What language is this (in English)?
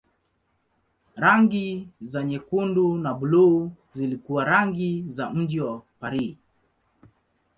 Swahili